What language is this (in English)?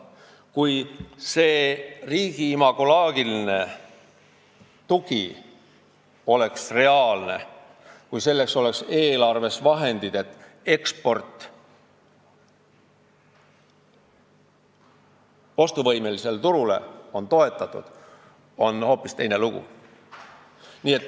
Estonian